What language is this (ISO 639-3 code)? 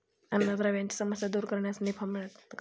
mar